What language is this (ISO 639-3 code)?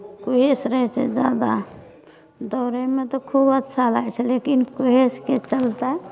mai